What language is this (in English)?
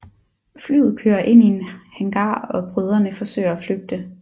Danish